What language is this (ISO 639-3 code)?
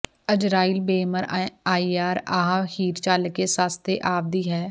pan